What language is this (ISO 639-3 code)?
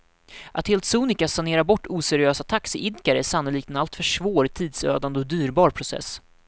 swe